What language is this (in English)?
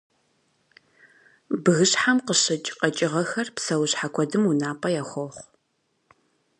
Kabardian